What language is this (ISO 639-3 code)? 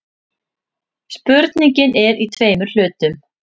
isl